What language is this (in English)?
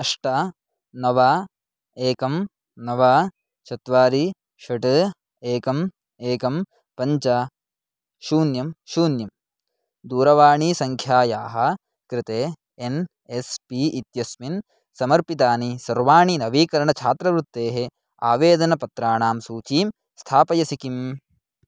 Sanskrit